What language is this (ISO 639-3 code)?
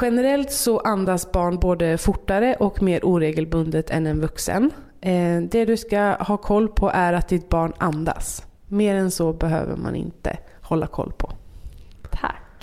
swe